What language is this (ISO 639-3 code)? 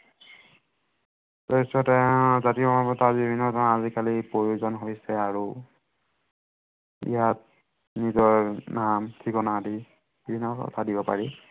asm